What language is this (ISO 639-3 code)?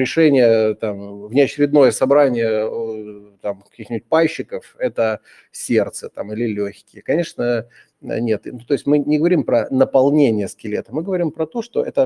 rus